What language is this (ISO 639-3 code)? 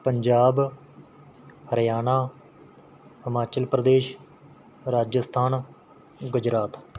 pan